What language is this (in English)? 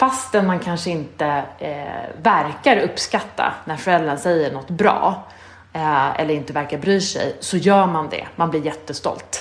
Swedish